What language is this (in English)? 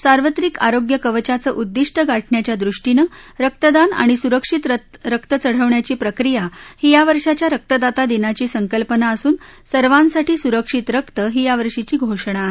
Marathi